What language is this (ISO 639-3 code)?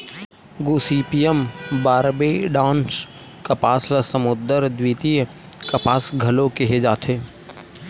hne